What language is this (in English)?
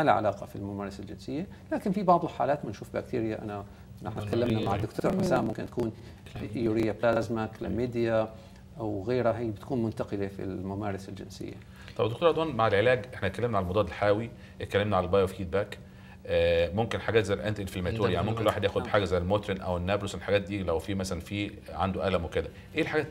Arabic